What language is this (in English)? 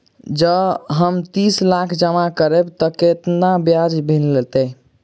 Maithili